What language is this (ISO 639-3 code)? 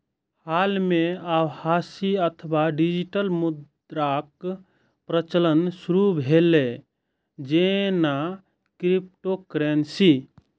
mai